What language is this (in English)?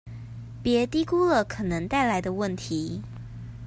Chinese